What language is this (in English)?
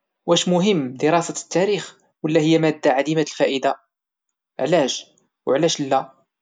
Moroccan Arabic